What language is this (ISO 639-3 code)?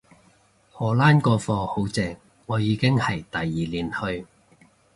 yue